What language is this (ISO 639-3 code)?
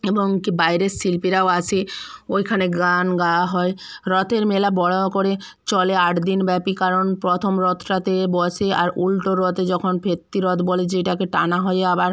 ben